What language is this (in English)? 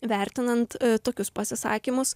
Lithuanian